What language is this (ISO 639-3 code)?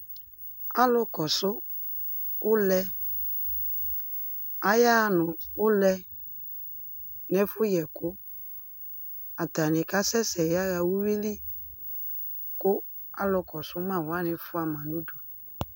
kpo